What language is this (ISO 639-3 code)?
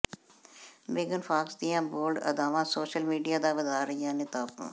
pan